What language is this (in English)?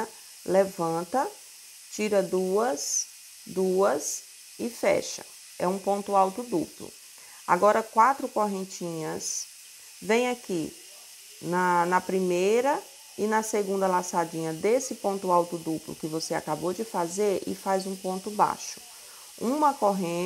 Portuguese